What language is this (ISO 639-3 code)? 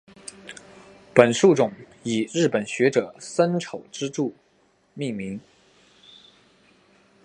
zho